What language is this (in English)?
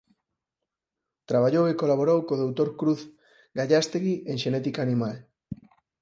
Galician